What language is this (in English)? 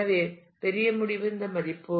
Tamil